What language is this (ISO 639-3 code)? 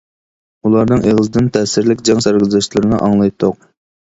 uig